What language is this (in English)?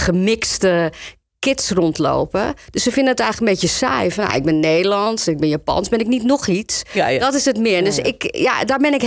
Dutch